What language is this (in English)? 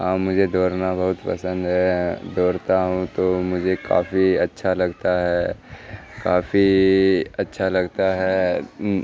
Urdu